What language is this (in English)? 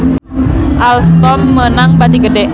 Sundanese